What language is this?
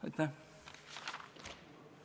Estonian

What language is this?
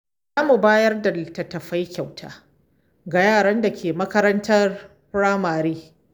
Hausa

